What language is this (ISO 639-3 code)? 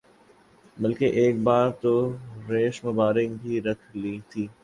urd